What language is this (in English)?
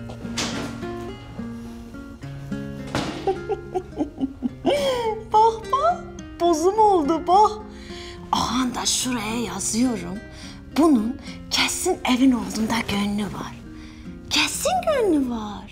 Turkish